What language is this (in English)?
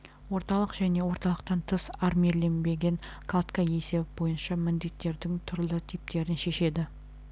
Kazakh